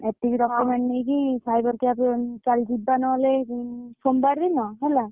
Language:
Odia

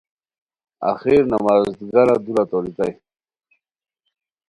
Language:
Khowar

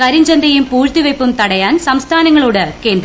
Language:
Malayalam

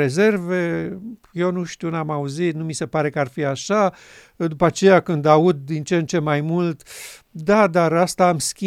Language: Romanian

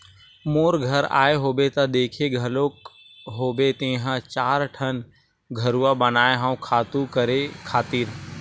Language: Chhattisgarhi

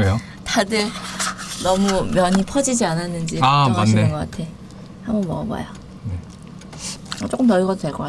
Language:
Korean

